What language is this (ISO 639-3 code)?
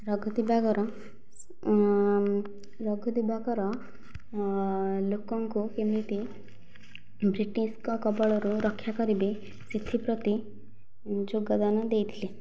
ori